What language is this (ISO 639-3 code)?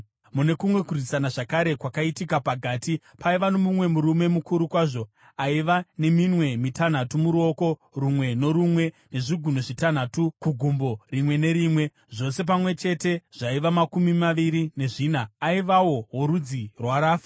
sna